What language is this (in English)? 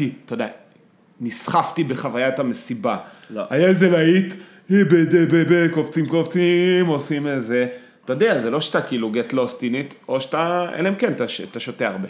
Hebrew